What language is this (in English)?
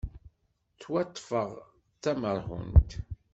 Kabyle